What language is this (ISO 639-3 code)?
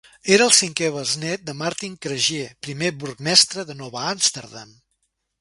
cat